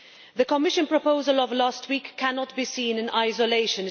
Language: English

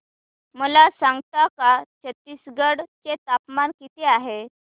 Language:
Marathi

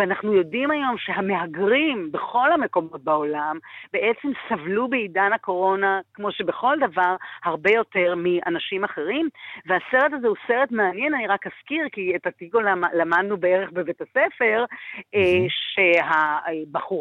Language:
Hebrew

